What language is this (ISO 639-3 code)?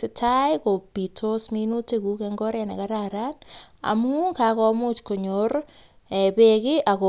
kln